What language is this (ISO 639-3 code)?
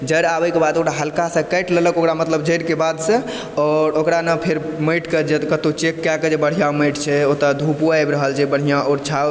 mai